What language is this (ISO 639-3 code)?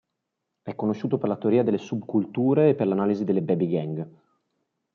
ita